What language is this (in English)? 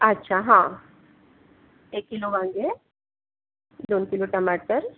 Marathi